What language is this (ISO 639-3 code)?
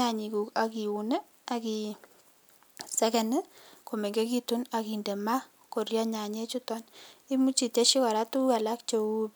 kln